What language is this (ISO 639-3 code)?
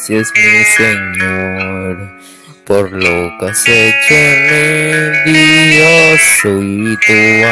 afr